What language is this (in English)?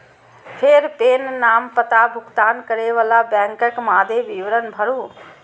Maithili